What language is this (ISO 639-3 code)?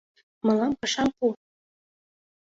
chm